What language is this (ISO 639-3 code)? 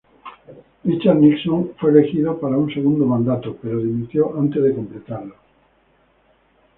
spa